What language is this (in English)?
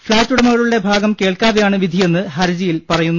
Malayalam